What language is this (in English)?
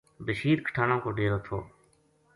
Gujari